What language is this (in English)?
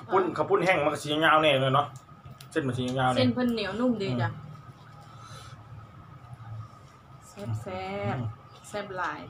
Thai